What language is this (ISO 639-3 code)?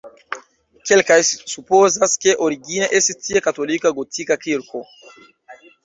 epo